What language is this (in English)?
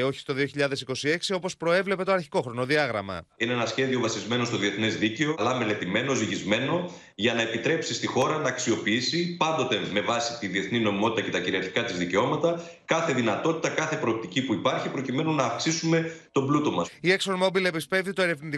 Greek